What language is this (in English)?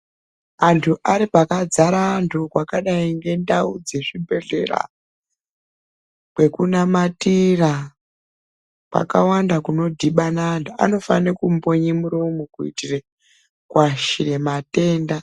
Ndau